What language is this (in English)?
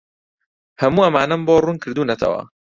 Central Kurdish